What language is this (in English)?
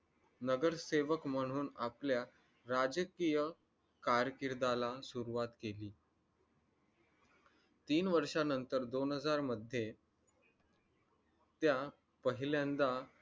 Marathi